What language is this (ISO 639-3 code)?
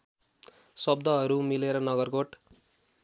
nep